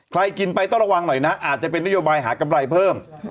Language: Thai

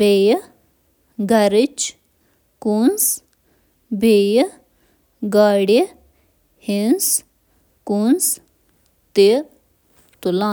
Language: Kashmiri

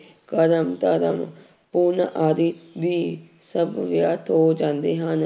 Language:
Punjabi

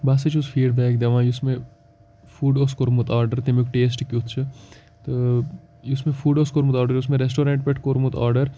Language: Kashmiri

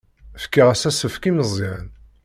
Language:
Kabyle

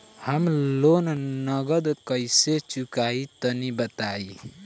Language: Bhojpuri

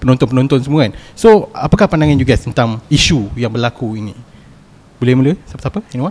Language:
Malay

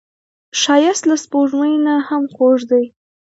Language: Pashto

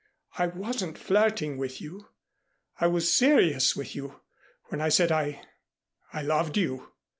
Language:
English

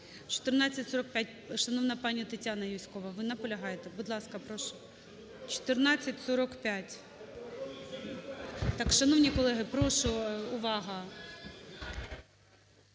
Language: Ukrainian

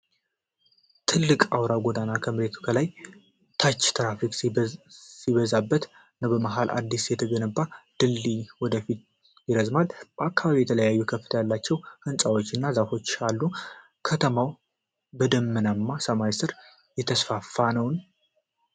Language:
Amharic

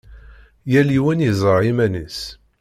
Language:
Kabyle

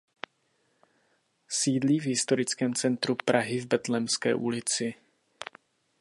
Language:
Czech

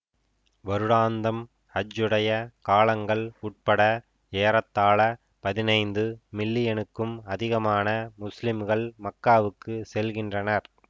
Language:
Tamil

